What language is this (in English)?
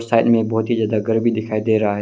Hindi